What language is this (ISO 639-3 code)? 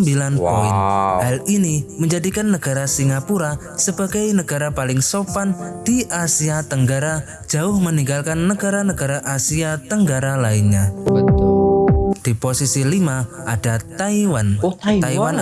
ind